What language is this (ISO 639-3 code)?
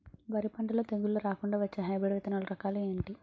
tel